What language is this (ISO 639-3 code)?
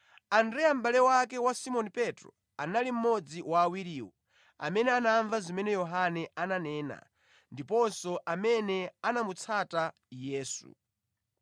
nya